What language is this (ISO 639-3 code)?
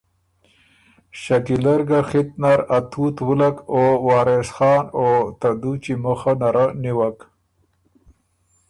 oru